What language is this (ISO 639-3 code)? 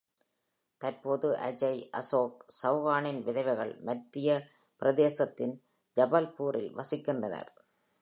tam